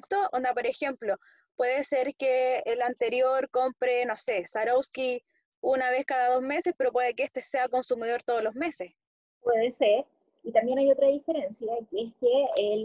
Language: Spanish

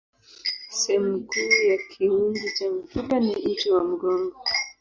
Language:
Swahili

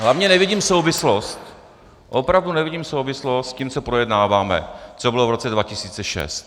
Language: Czech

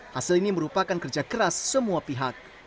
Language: Indonesian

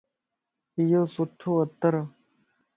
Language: Lasi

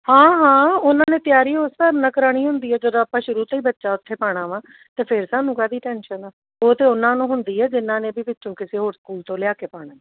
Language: Punjabi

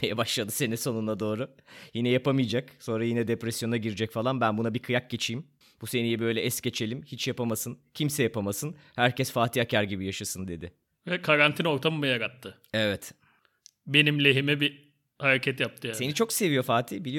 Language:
Turkish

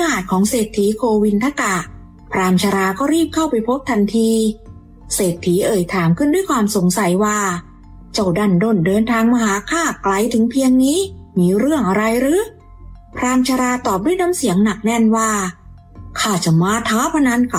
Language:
Thai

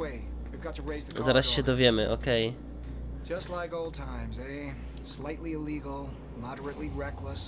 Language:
Polish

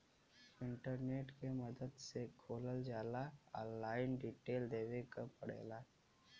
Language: Bhojpuri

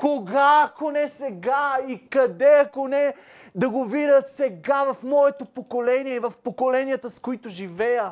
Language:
Bulgarian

